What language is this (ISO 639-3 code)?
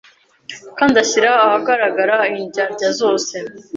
kin